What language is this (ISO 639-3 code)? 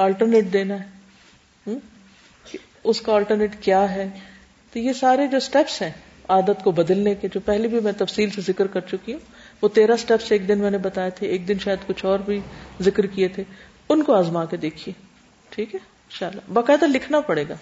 urd